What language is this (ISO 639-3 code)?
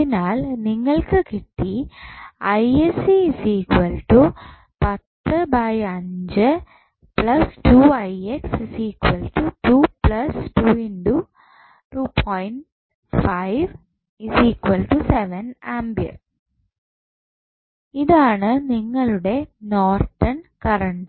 mal